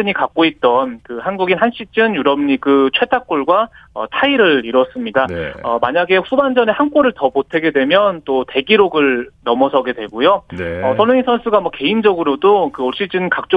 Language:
Korean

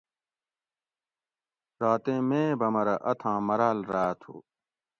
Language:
Gawri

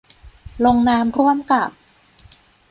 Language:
Thai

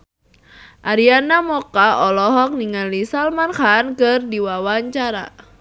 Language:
Sundanese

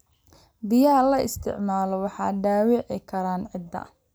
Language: Somali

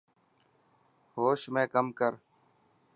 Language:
Dhatki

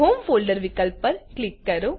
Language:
Gujarati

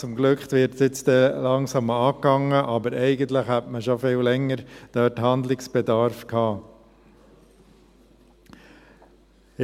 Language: Swiss German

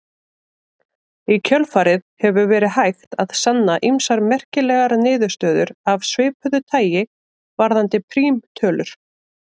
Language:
Icelandic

